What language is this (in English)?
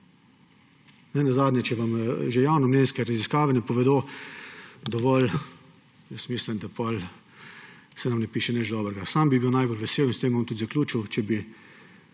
Slovenian